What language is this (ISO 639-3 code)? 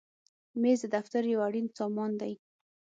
pus